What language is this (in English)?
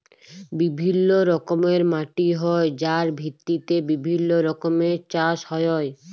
Bangla